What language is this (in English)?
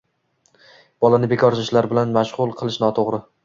Uzbek